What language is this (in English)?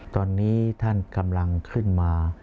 Thai